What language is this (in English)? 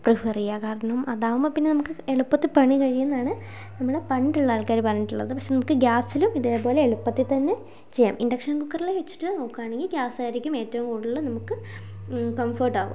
Malayalam